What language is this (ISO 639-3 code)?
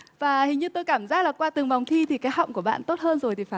vie